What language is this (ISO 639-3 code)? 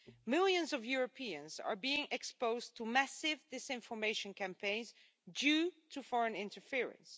eng